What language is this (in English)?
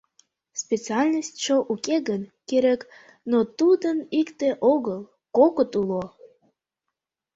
Mari